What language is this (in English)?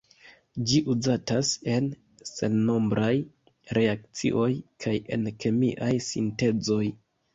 Esperanto